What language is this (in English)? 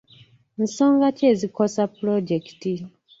Ganda